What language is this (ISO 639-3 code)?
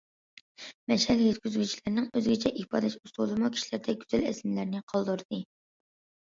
uig